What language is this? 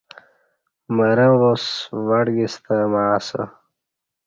Kati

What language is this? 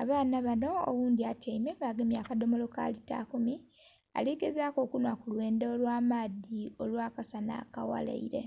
Soga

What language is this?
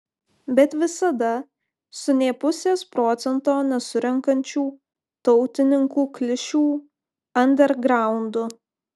Lithuanian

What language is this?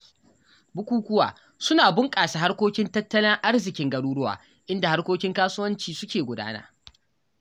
Hausa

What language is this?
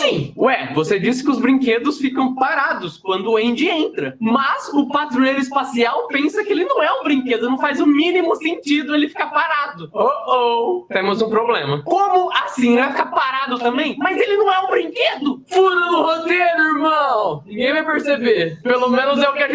Portuguese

